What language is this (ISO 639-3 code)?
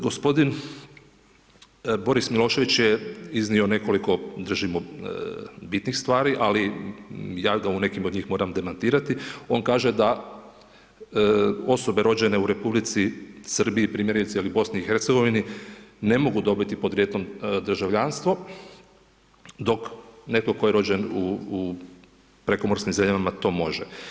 hrv